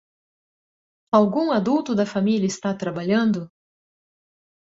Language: Portuguese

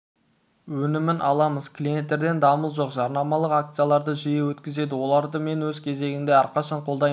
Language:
Kazakh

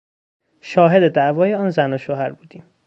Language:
Persian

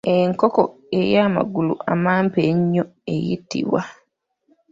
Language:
Ganda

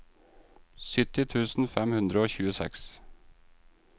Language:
Norwegian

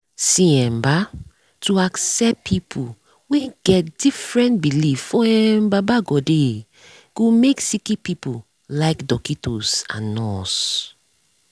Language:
Nigerian Pidgin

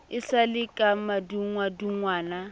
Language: Southern Sotho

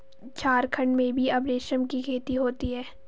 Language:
Hindi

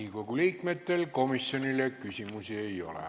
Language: Estonian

